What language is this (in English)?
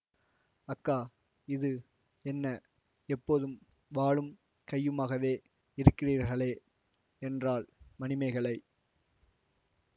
Tamil